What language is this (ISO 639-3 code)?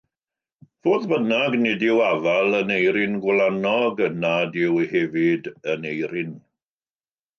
cym